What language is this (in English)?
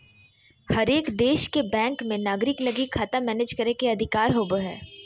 Magahi